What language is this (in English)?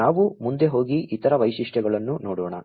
Kannada